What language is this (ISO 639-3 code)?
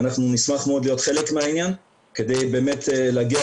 heb